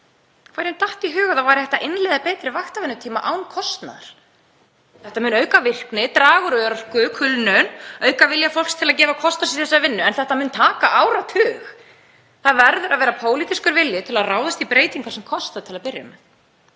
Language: Icelandic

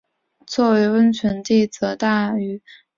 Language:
Chinese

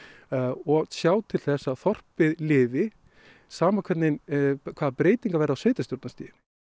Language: Icelandic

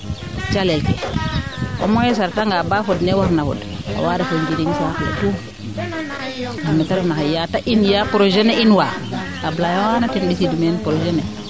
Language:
Serer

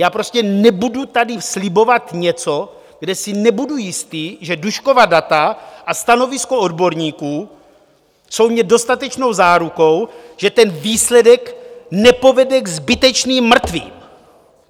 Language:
Czech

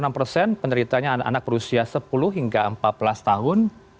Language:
Indonesian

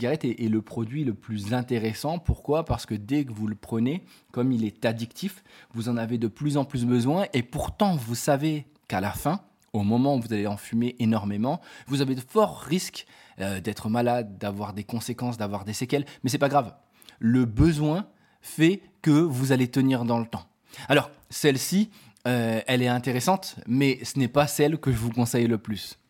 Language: French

